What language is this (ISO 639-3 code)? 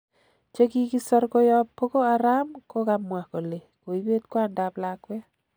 kln